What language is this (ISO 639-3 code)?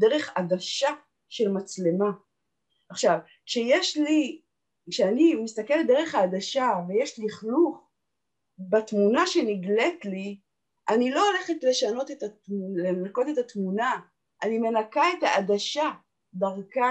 heb